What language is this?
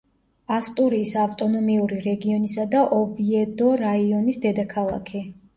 Georgian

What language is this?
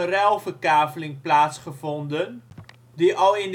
Dutch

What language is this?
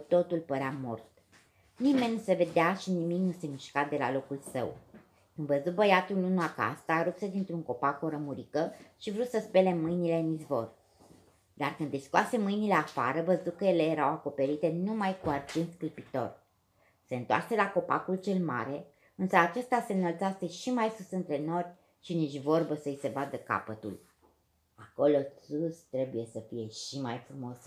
Romanian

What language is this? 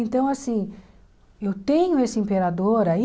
Portuguese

